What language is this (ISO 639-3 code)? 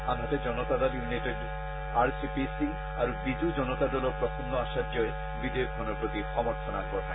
asm